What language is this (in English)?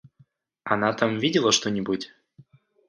Russian